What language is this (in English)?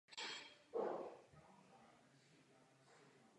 Czech